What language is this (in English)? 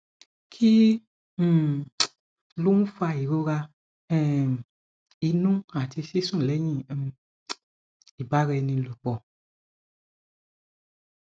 Yoruba